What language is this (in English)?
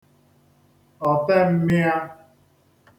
Igbo